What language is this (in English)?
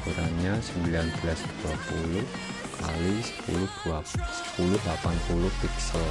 Indonesian